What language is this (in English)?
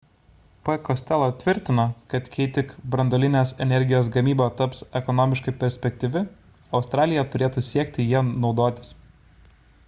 Lithuanian